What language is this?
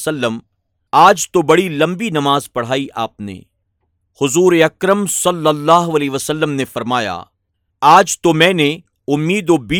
Urdu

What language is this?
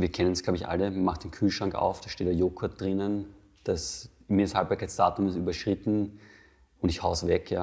German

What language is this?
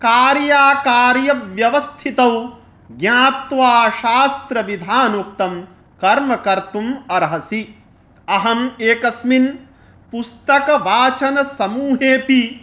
Sanskrit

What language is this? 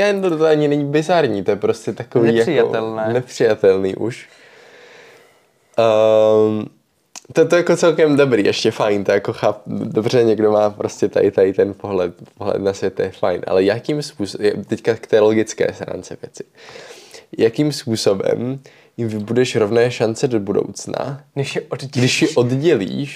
Czech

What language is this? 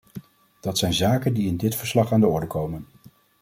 Dutch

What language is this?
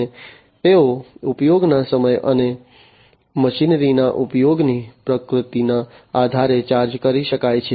Gujarati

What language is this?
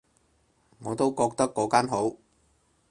Cantonese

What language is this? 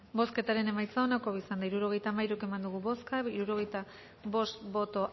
Basque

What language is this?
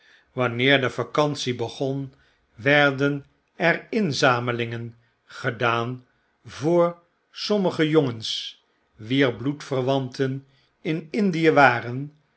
Dutch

